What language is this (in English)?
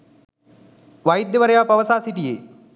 Sinhala